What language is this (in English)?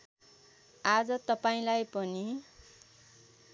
Nepali